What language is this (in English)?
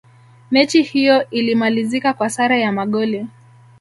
Swahili